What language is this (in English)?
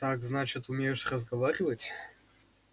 Russian